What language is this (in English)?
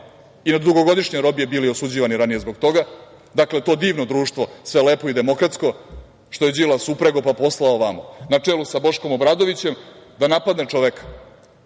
Serbian